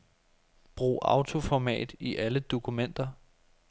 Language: Danish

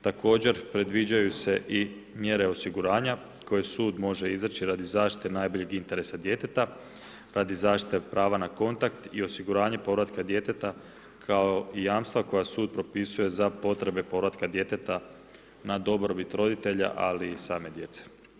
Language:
Croatian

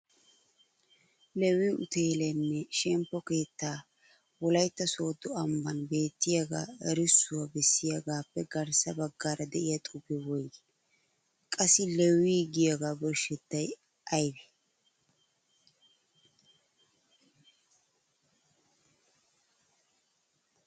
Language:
Wolaytta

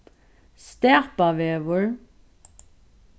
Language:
Faroese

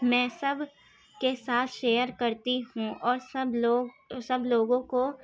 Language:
Urdu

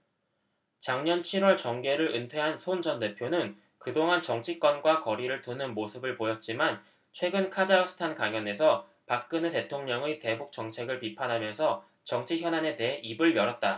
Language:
Korean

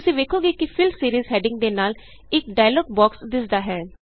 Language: Punjabi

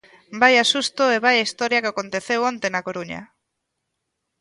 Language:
Galician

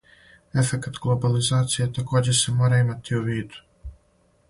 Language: Serbian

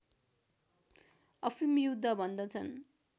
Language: Nepali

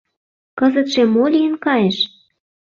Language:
Mari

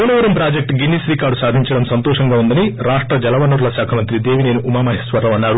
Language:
Telugu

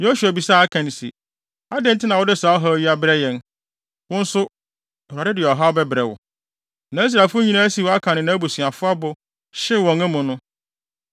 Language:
Akan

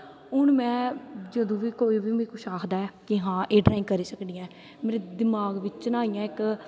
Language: Dogri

